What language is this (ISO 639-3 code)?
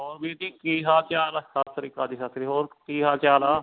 pan